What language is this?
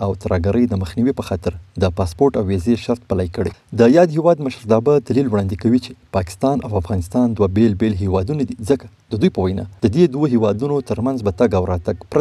Romanian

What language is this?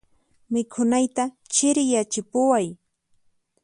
Puno Quechua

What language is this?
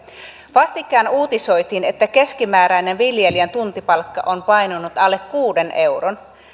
Finnish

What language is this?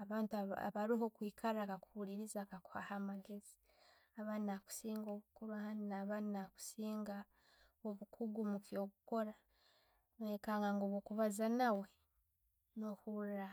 Tooro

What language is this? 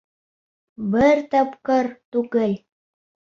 Bashkir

